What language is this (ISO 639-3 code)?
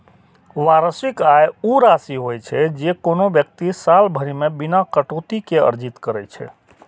mai